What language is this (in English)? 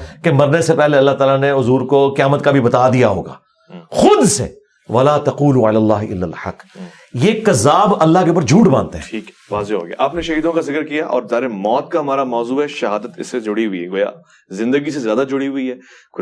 Urdu